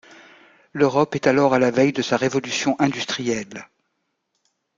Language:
French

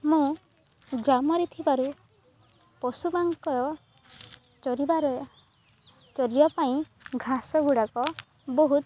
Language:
Odia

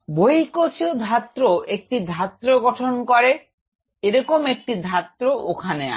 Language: Bangla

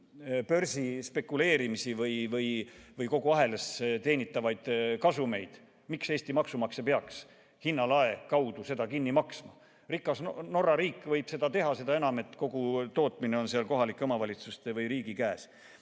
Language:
Estonian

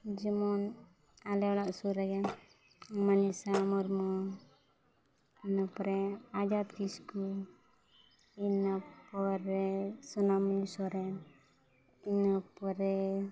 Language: Santali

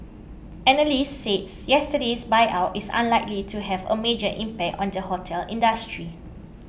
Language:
English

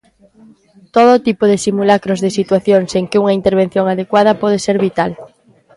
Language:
Galician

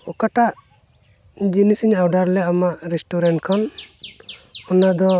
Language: Santali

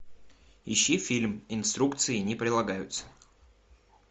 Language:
Russian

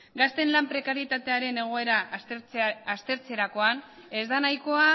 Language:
Basque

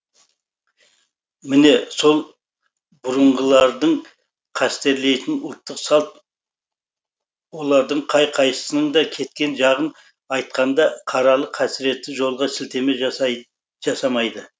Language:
Kazakh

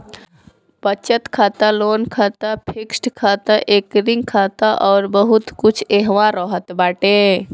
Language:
Bhojpuri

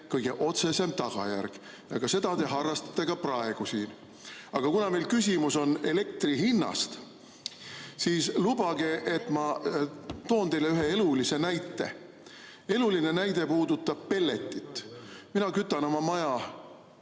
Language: Estonian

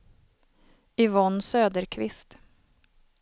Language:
Swedish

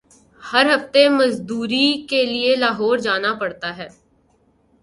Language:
Urdu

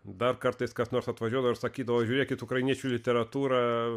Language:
Lithuanian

